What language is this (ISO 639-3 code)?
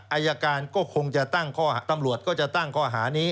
tha